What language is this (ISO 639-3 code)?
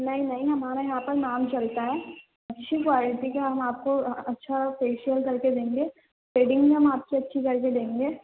urd